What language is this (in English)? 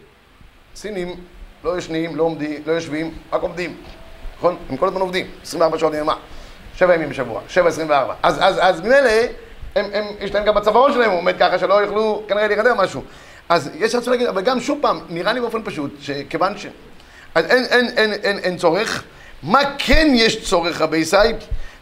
Hebrew